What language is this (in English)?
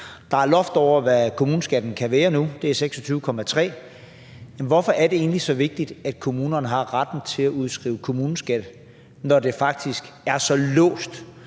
Danish